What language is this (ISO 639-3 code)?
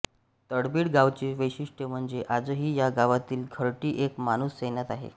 mar